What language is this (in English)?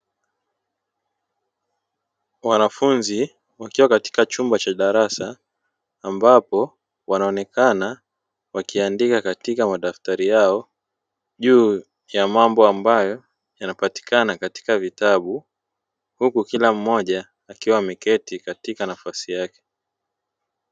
Swahili